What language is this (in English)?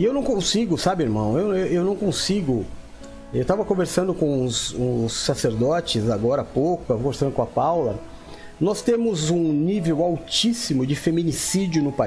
Portuguese